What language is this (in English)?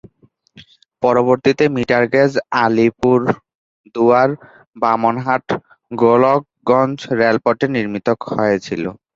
Bangla